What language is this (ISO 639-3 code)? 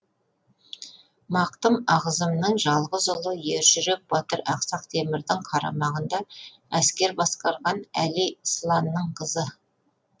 kaz